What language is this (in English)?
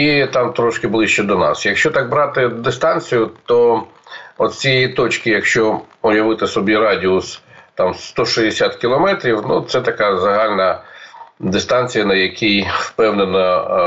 Ukrainian